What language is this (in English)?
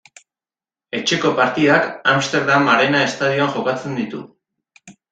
Basque